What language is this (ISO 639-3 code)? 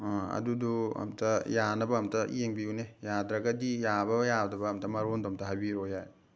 mni